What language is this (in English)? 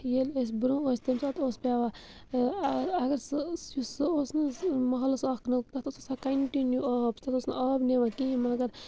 Kashmiri